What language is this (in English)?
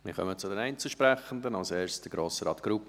Swiss German